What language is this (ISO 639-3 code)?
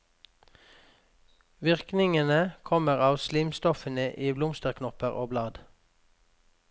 nor